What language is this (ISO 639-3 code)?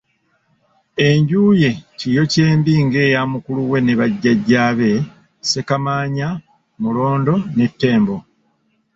lug